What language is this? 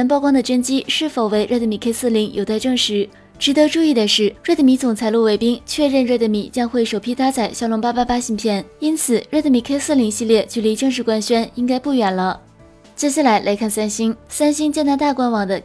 Chinese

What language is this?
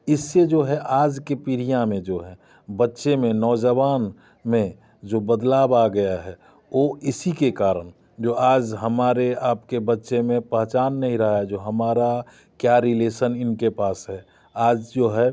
Hindi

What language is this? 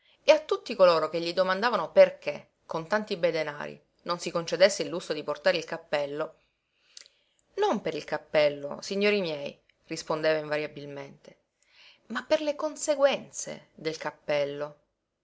Italian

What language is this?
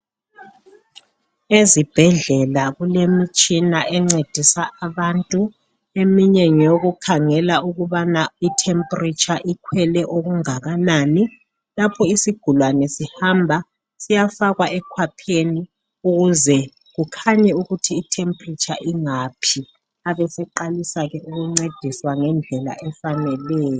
North Ndebele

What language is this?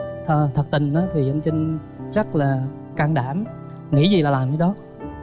Vietnamese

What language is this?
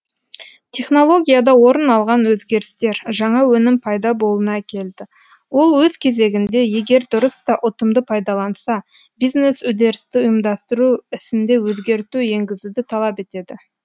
Kazakh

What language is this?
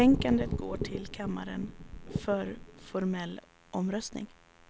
Swedish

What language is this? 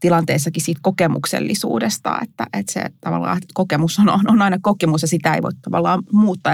Finnish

